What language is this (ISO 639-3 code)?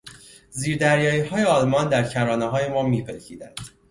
fas